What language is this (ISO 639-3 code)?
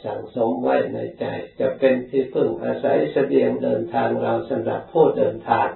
tha